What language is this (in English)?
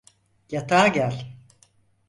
Turkish